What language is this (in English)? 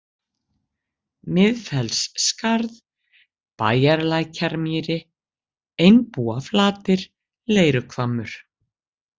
Icelandic